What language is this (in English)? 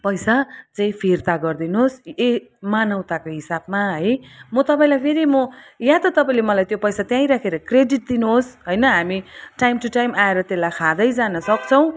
Nepali